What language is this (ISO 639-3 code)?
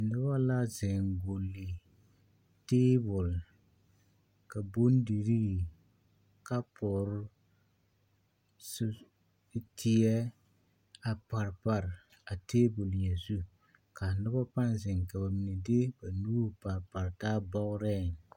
dga